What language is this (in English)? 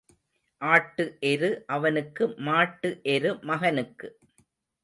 Tamil